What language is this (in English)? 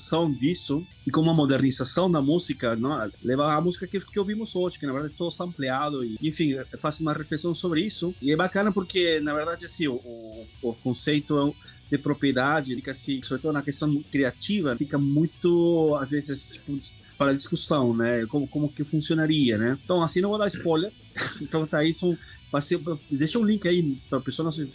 Portuguese